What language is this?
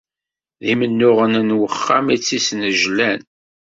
Kabyle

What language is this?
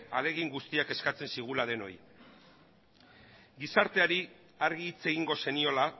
Basque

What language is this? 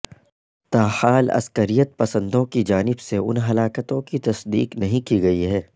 Urdu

